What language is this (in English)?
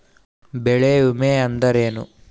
Kannada